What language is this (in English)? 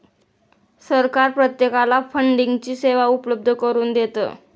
Marathi